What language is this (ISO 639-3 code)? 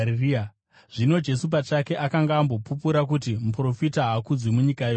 sna